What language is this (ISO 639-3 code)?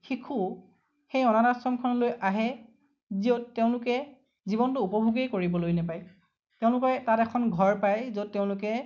asm